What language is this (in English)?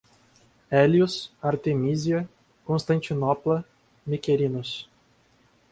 Portuguese